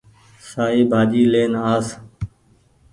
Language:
Goaria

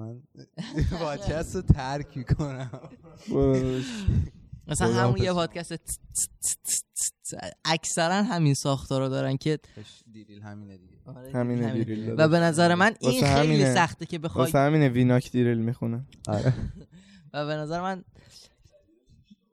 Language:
Persian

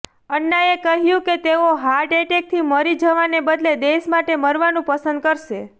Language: Gujarati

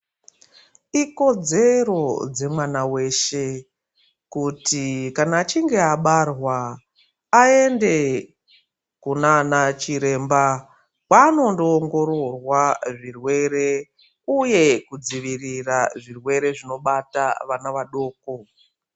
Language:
Ndau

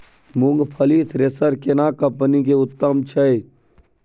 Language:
Maithili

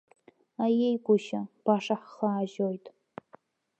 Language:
Abkhazian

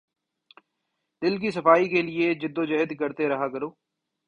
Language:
Urdu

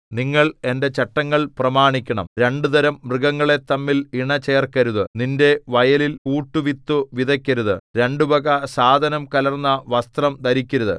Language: Malayalam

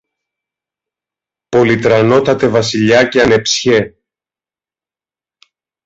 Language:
Greek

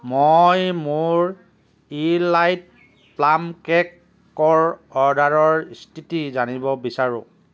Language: Assamese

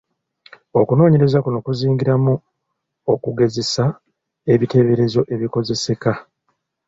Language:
Ganda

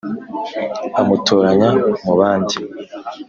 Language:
Kinyarwanda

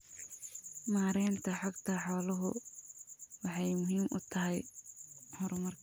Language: Somali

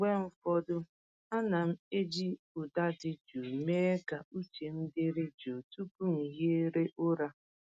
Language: Igbo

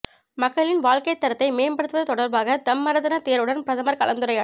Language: Tamil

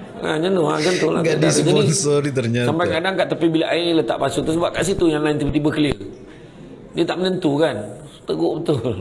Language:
Malay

